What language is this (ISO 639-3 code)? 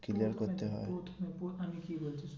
ben